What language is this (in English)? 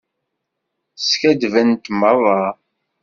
Kabyle